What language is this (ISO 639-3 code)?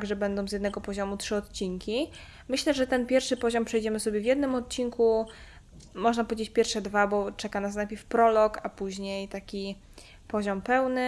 pol